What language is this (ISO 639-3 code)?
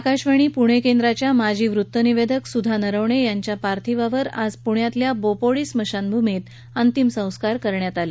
mar